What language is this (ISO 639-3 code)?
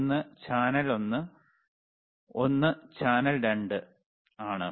mal